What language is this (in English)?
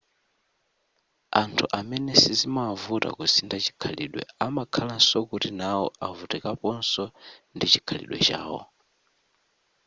Nyanja